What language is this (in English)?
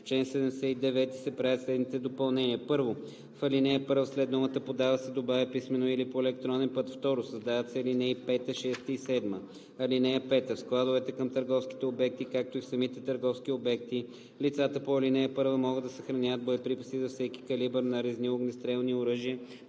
Bulgarian